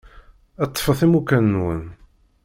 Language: Kabyle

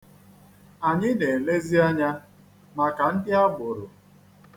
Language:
Igbo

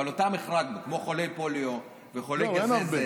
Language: Hebrew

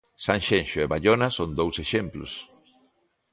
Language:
Galician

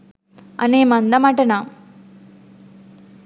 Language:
Sinhala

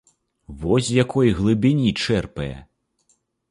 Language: Belarusian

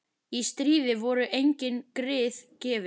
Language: Icelandic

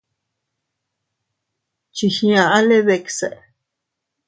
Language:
Teutila Cuicatec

